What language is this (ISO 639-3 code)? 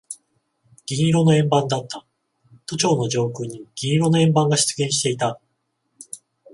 jpn